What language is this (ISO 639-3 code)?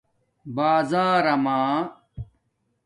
dmk